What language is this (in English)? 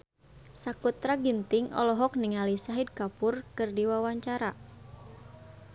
Sundanese